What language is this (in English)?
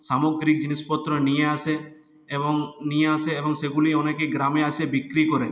Bangla